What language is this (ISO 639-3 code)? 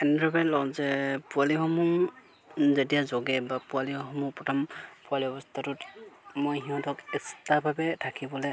asm